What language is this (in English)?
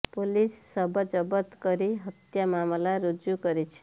Odia